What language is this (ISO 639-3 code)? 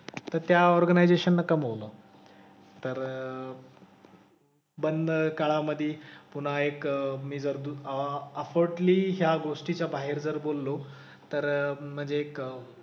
mar